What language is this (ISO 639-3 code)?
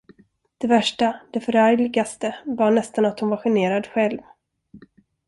swe